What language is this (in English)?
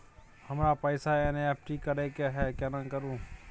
Maithili